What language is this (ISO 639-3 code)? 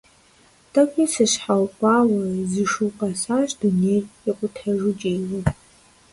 kbd